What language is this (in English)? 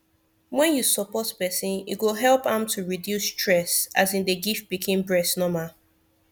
Nigerian Pidgin